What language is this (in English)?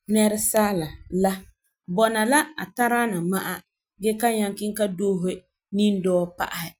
Frafra